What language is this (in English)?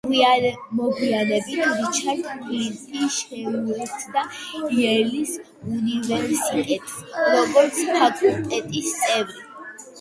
Georgian